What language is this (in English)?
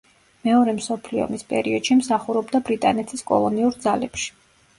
Georgian